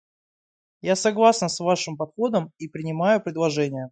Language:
Russian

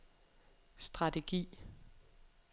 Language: Danish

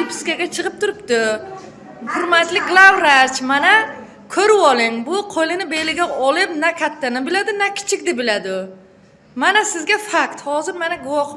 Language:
Uzbek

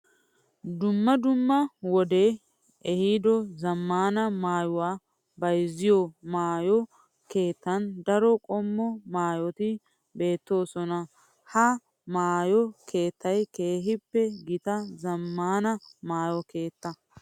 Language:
Wolaytta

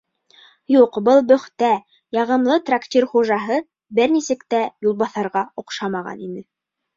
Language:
Bashkir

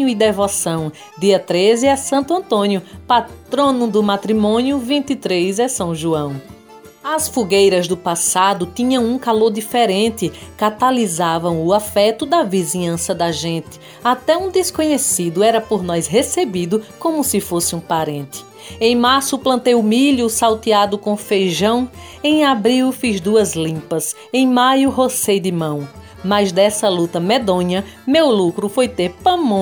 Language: Portuguese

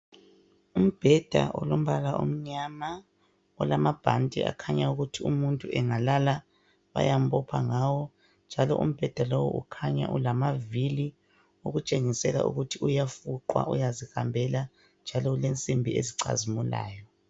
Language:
North Ndebele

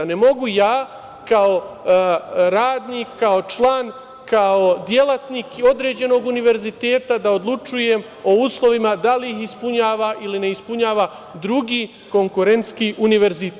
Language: Serbian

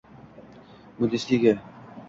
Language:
Uzbek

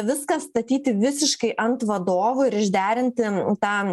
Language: Lithuanian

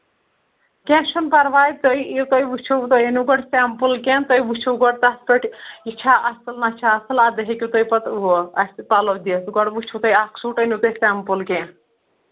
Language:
Kashmiri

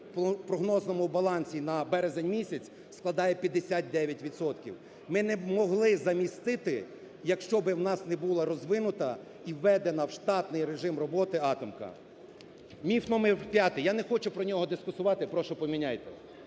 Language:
Ukrainian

